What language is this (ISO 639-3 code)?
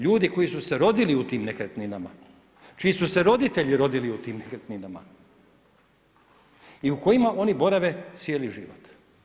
hrv